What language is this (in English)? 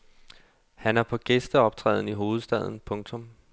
Danish